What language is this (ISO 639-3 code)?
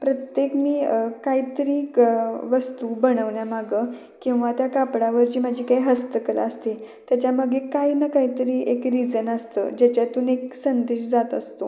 mar